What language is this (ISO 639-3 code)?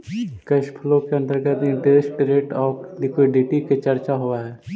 mag